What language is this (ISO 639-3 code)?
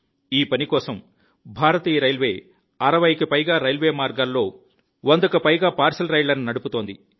tel